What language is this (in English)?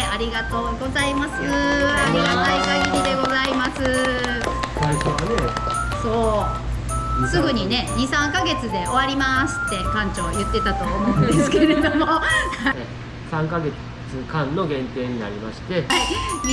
Japanese